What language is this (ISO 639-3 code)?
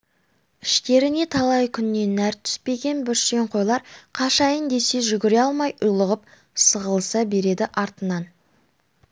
kaz